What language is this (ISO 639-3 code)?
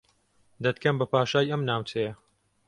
ckb